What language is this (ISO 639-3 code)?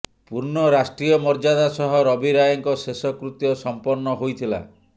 ori